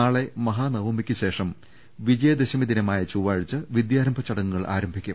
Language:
Malayalam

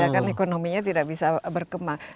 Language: Indonesian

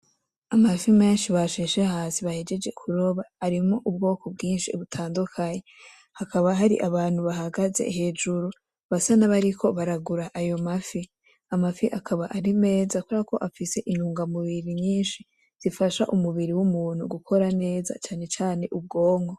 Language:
Rundi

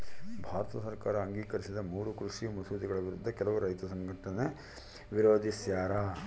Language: Kannada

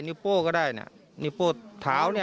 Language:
Thai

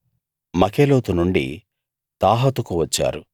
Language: Telugu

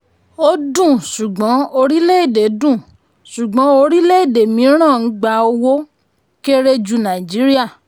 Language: Yoruba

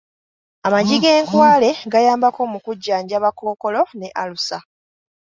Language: Ganda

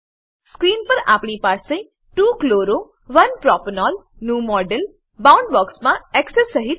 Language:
Gujarati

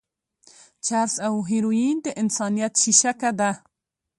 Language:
Pashto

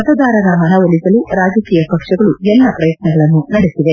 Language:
Kannada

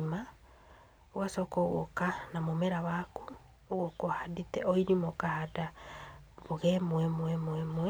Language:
Kikuyu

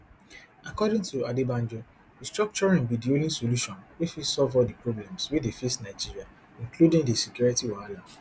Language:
Nigerian Pidgin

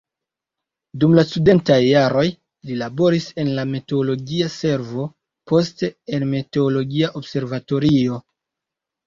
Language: Esperanto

